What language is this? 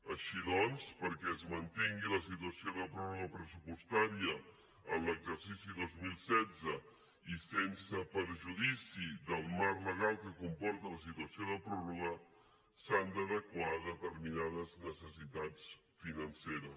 Catalan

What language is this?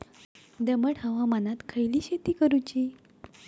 Marathi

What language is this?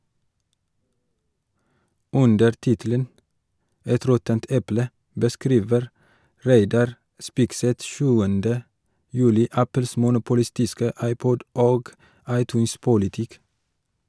Norwegian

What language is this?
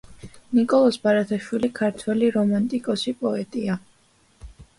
Georgian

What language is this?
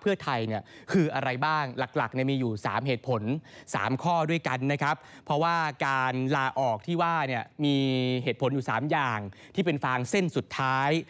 Thai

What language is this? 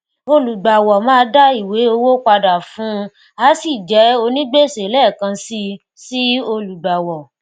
Yoruba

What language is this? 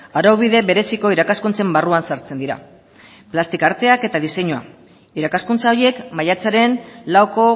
Basque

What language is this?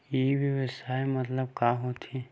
Chhattisgarhi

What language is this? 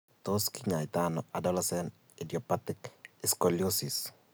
Kalenjin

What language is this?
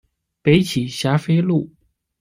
Chinese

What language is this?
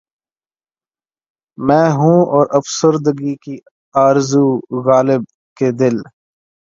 Urdu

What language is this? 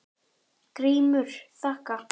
Icelandic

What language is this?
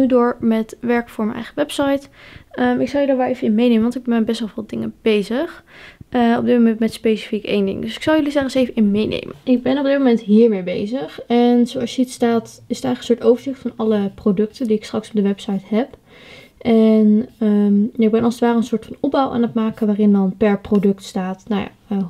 Dutch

